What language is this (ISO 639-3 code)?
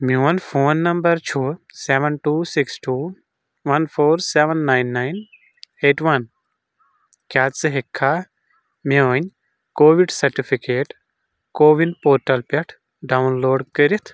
kas